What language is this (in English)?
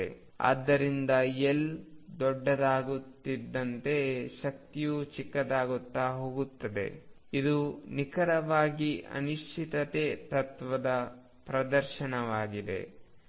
Kannada